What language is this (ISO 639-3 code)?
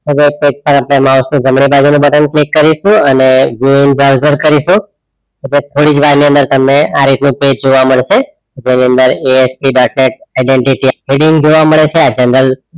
guj